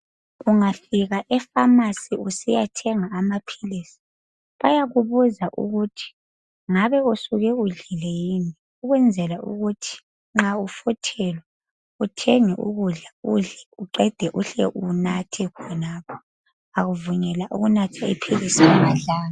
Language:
North Ndebele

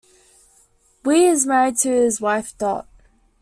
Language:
English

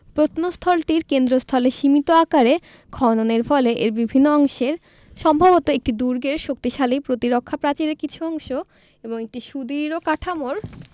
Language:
Bangla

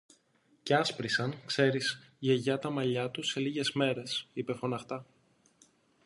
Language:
Greek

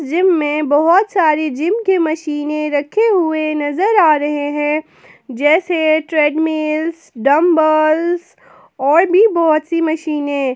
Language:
Hindi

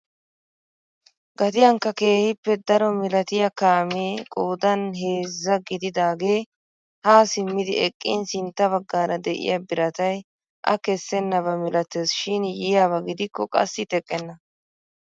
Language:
Wolaytta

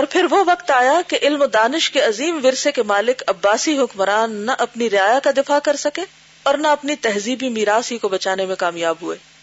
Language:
Urdu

